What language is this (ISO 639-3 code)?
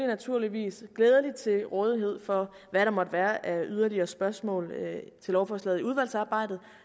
dan